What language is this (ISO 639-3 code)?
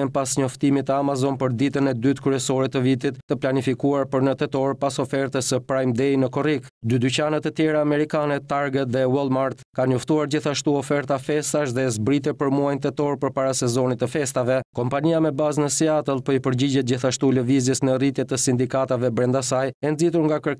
ron